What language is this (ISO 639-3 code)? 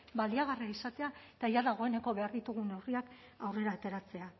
eus